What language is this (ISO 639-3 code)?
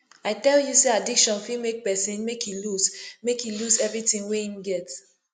pcm